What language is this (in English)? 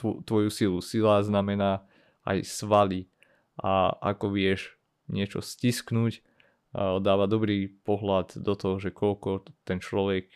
Slovak